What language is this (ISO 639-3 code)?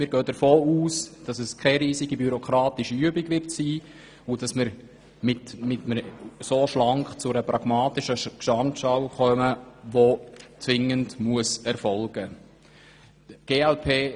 gsw